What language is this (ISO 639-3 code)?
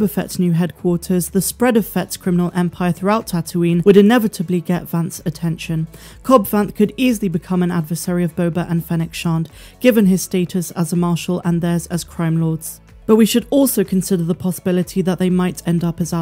eng